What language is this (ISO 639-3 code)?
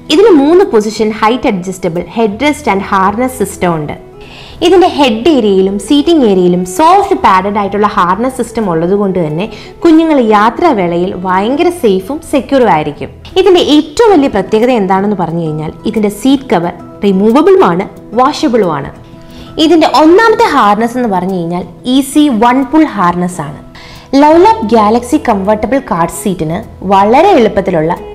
mal